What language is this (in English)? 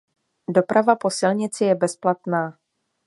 Czech